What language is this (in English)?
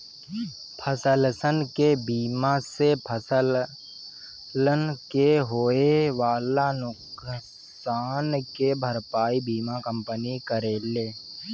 Bhojpuri